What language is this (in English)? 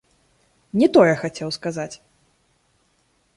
Belarusian